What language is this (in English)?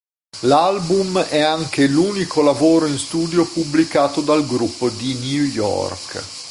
Italian